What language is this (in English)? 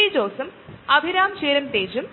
Malayalam